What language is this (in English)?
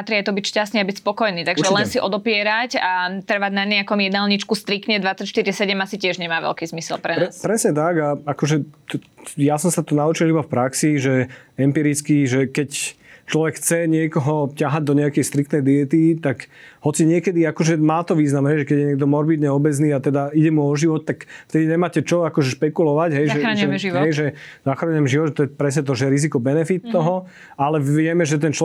Slovak